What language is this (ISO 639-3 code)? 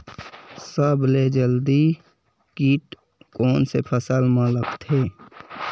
hne